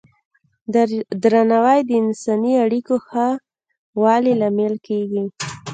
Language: Pashto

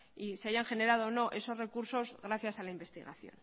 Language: Spanish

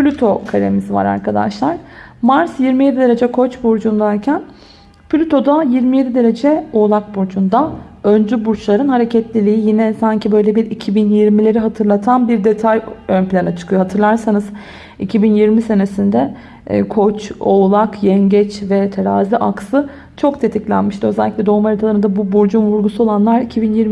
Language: Turkish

